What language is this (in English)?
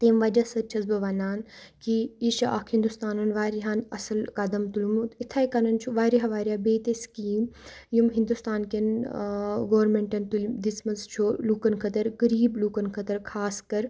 Kashmiri